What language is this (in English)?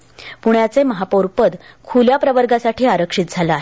Marathi